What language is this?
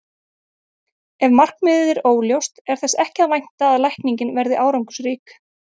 Icelandic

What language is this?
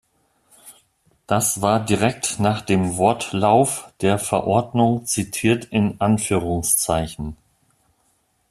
German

